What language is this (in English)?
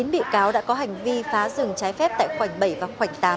Vietnamese